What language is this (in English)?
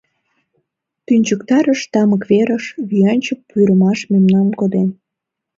Mari